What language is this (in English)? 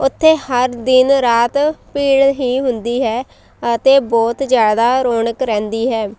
Punjabi